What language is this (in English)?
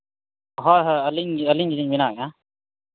Santali